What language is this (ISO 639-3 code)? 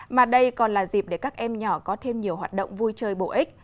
vie